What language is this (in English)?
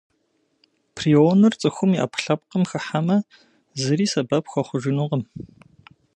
Kabardian